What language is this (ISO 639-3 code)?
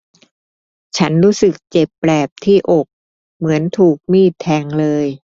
tha